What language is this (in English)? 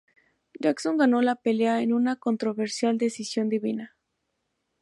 Spanish